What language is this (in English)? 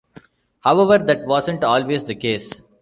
English